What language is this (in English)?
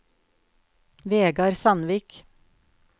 Norwegian